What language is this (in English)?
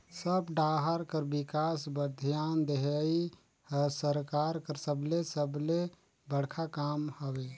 Chhattisgarhi